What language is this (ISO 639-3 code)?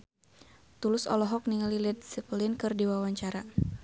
sun